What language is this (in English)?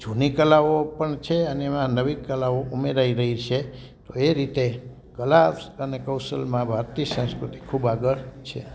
Gujarati